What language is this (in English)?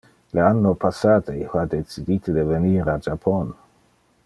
Interlingua